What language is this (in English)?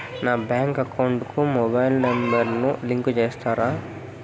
Telugu